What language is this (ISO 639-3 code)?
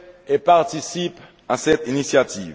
fra